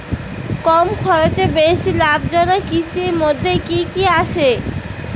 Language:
Bangla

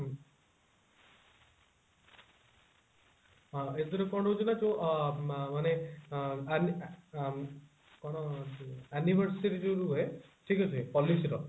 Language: Odia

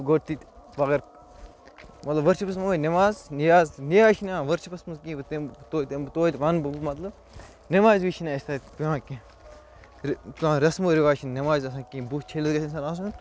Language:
Kashmiri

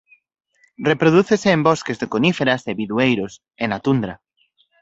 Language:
Galician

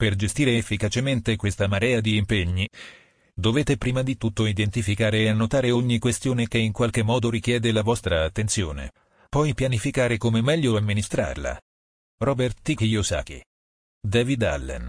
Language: Italian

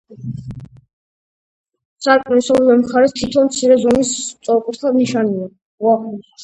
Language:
Georgian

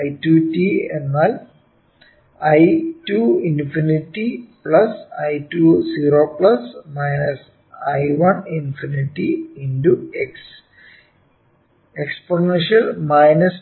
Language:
Malayalam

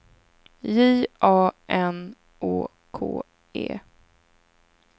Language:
Swedish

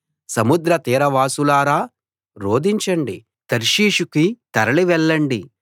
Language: Telugu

